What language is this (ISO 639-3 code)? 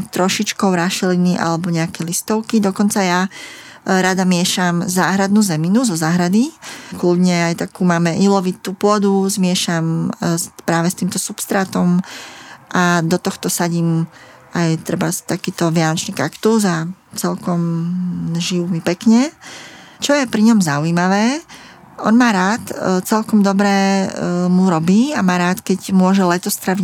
slk